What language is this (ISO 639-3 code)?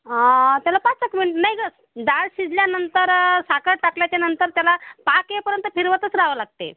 mar